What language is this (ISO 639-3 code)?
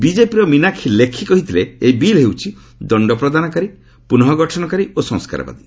ori